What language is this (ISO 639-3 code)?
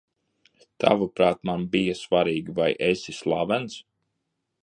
lav